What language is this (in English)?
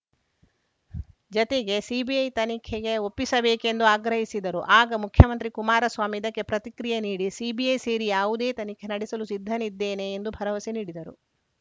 Kannada